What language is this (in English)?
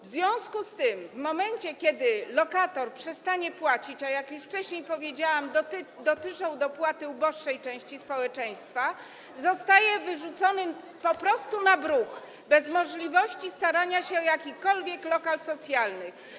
Polish